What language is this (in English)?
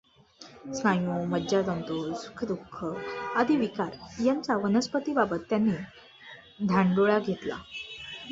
Marathi